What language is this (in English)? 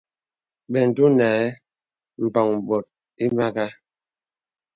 Bebele